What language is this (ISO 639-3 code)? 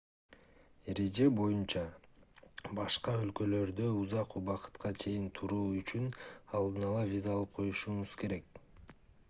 kir